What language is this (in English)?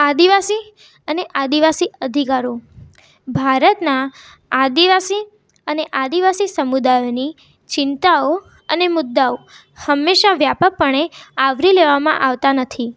Gujarati